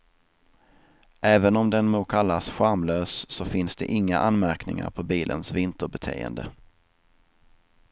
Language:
Swedish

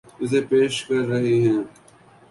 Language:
Urdu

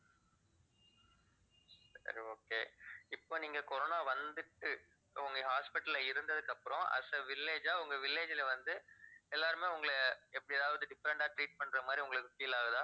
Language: Tamil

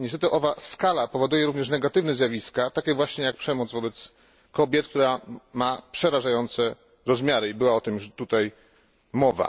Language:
Polish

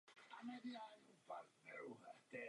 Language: Czech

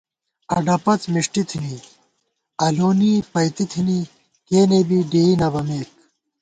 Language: Gawar-Bati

